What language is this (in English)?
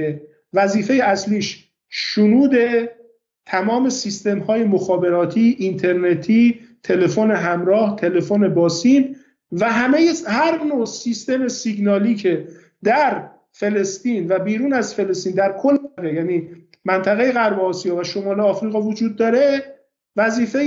Persian